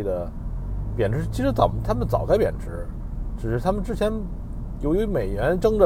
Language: Chinese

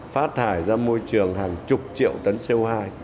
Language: Vietnamese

